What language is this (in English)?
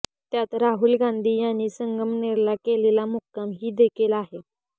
Marathi